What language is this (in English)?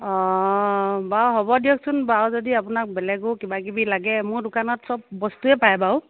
Assamese